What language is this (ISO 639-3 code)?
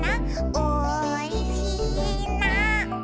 jpn